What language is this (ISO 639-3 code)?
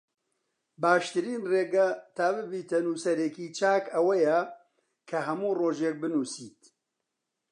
ckb